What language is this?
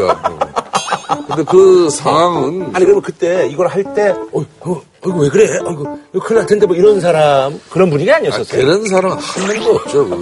Korean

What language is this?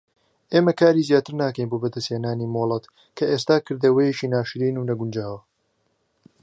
Central Kurdish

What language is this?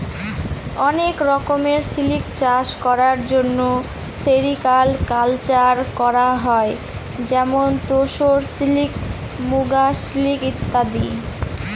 Bangla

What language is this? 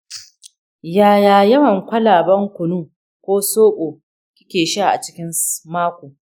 Hausa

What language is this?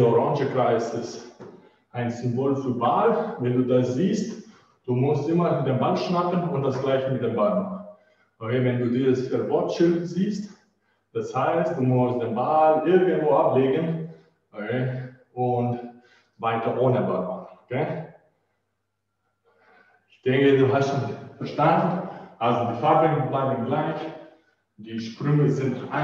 German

